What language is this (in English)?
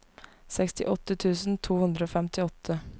Norwegian